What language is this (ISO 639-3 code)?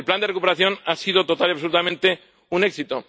spa